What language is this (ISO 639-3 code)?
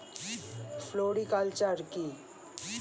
ben